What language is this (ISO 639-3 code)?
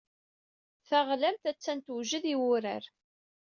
kab